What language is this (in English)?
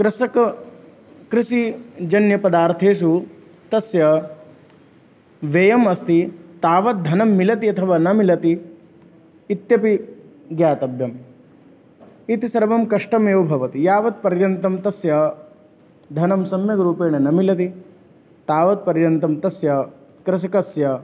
Sanskrit